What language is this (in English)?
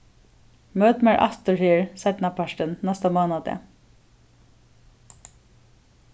Faroese